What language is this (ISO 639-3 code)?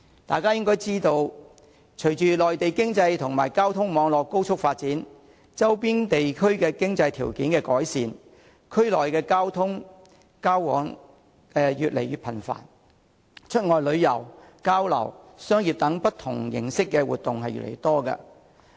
yue